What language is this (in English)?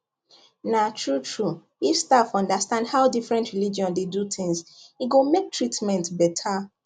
Nigerian Pidgin